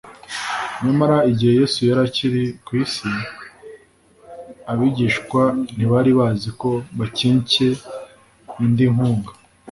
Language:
Kinyarwanda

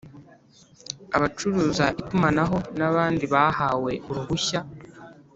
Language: Kinyarwanda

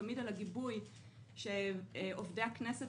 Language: Hebrew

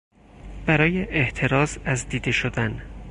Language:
Persian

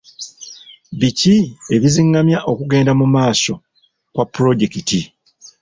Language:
Ganda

